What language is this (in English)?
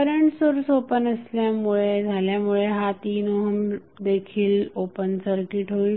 Marathi